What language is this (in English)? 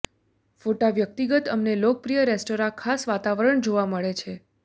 Gujarati